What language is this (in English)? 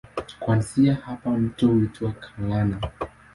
Swahili